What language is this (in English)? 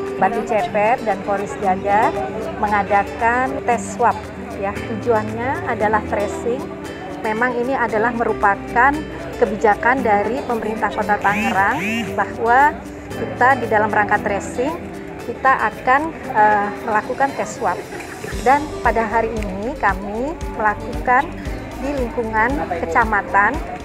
Indonesian